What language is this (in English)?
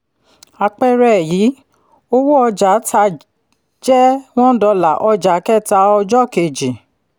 Yoruba